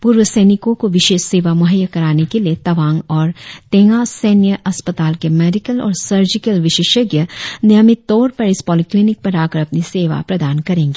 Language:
Hindi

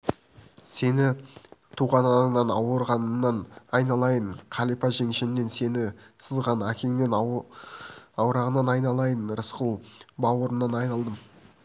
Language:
Kazakh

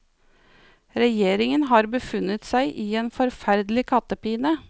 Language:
Norwegian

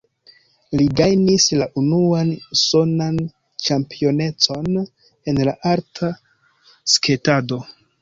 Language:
Esperanto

